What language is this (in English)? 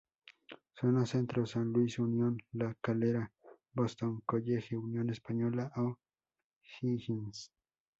Spanish